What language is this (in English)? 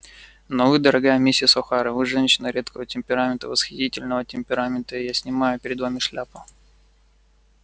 Russian